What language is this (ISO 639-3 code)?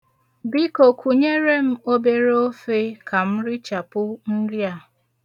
ibo